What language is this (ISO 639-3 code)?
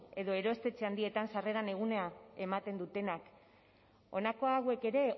eus